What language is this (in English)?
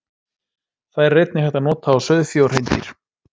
Icelandic